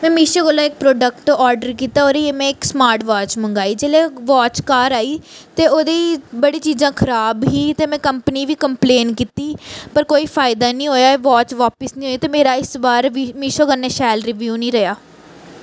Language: Dogri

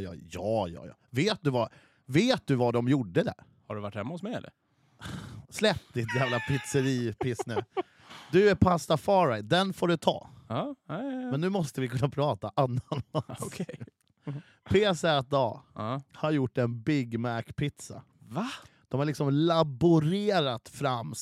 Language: Swedish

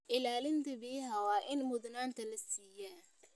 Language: Somali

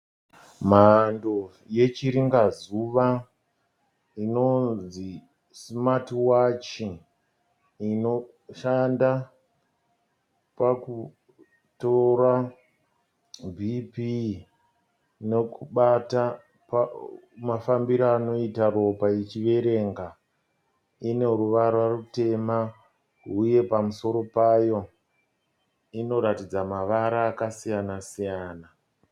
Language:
Shona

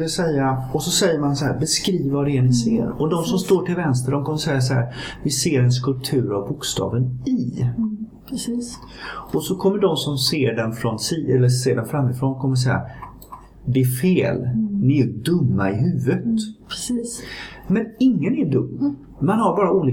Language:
Swedish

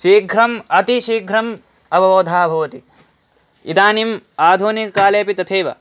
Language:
Sanskrit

